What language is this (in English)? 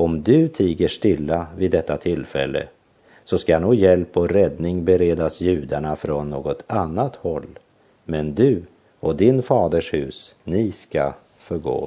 Swedish